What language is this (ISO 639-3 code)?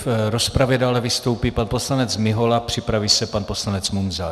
ces